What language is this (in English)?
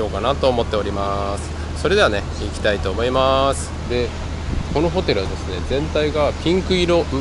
Japanese